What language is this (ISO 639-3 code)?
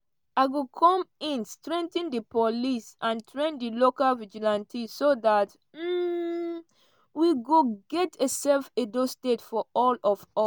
pcm